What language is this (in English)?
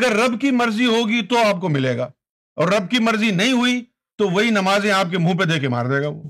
Urdu